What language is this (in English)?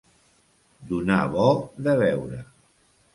Catalan